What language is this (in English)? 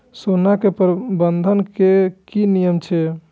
Maithili